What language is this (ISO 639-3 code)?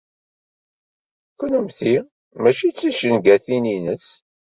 kab